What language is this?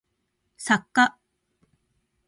Japanese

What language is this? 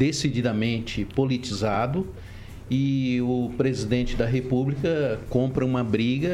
Portuguese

